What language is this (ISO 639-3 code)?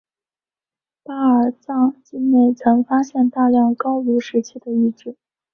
zho